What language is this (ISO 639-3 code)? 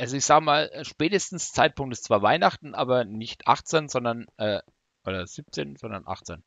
deu